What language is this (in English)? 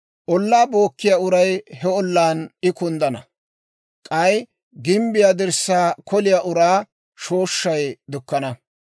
Dawro